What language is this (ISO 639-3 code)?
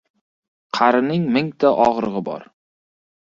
uzb